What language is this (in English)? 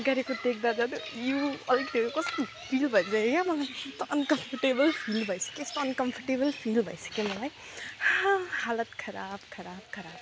Nepali